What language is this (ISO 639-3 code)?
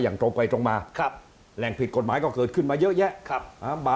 tha